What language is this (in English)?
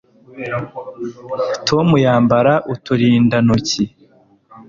Kinyarwanda